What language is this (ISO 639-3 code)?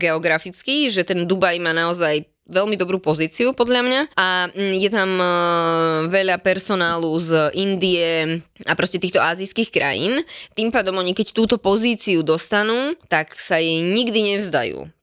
slk